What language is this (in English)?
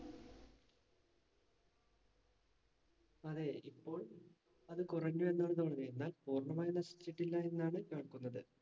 Malayalam